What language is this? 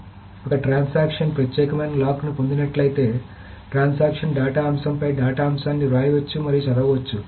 Telugu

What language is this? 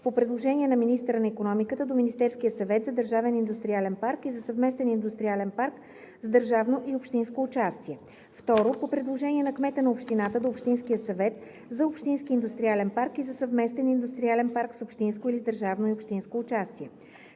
Bulgarian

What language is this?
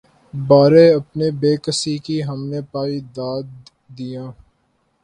Urdu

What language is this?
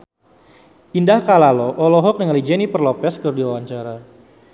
Sundanese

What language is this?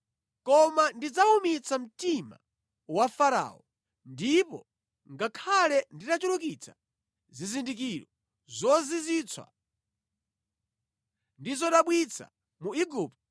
Nyanja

